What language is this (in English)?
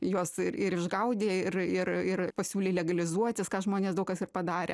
Lithuanian